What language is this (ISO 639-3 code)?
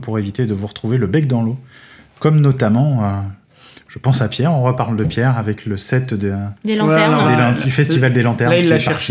fra